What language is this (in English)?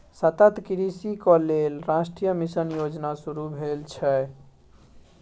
Maithili